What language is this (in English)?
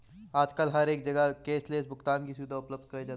Hindi